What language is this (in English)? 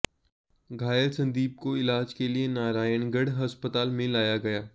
Hindi